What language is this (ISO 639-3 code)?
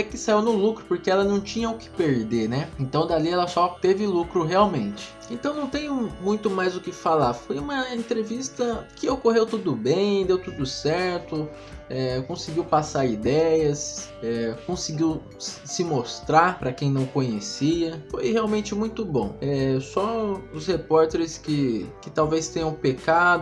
por